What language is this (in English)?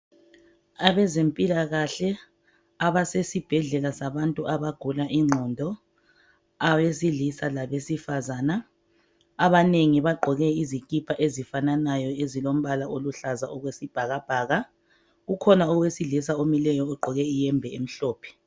North Ndebele